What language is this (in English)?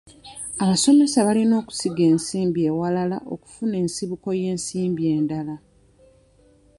Ganda